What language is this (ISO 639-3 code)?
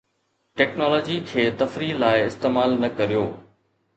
snd